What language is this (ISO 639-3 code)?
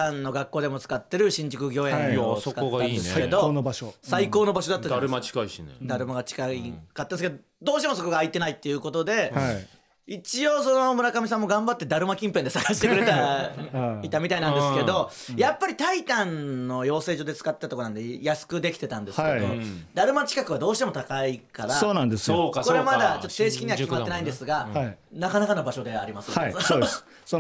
jpn